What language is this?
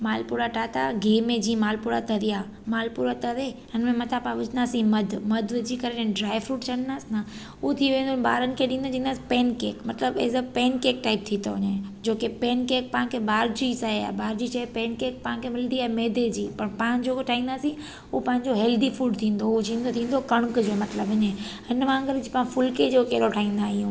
Sindhi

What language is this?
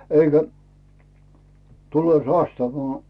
Finnish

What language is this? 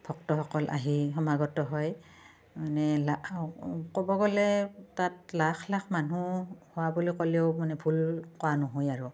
Assamese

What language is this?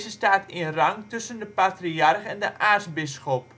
Dutch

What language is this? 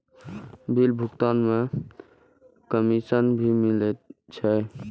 Maithili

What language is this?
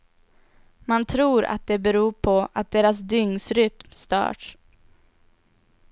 Swedish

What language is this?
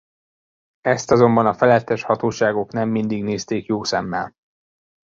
Hungarian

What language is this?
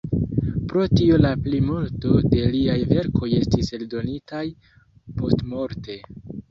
Esperanto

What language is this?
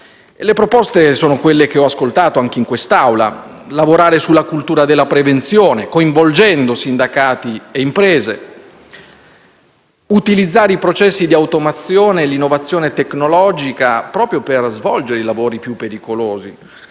Italian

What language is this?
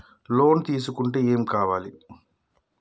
Telugu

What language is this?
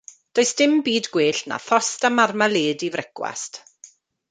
Welsh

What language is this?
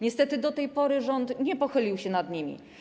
Polish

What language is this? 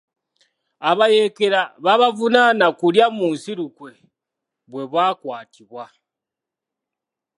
Ganda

